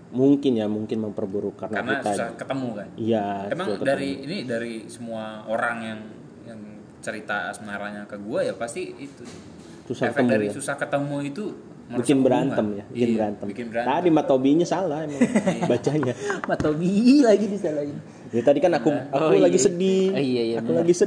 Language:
Indonesian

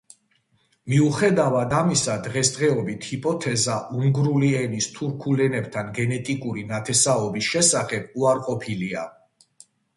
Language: Georgian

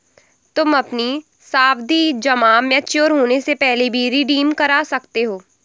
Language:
Hindi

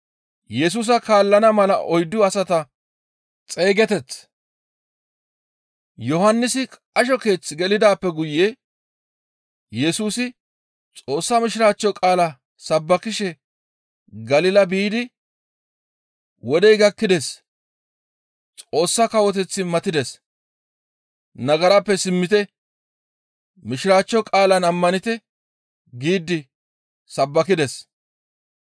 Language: Gamo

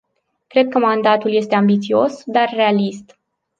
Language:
Romanian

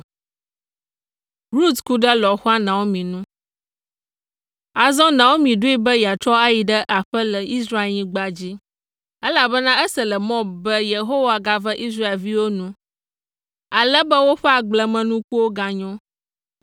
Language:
Ewe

